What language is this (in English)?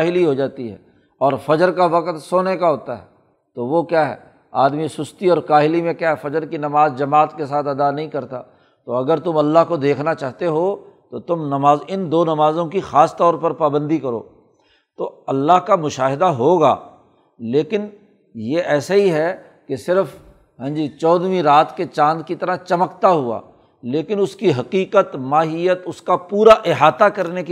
Urdu